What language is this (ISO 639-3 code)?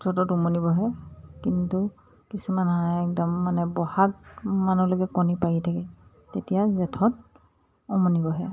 asm